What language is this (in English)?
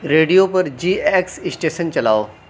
Urdu